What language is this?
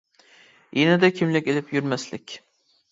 Uyghur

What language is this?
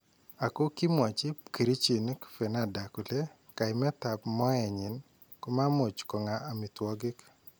Kalenjin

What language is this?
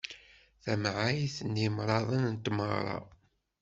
Kabyle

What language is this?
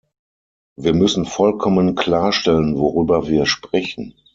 German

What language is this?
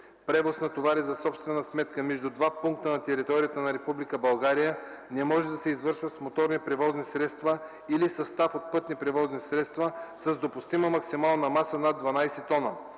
Bulgarian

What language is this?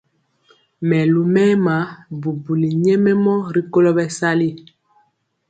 Mpiemo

